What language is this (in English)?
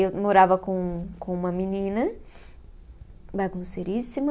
Portuguese